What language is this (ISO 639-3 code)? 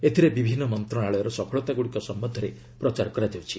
ori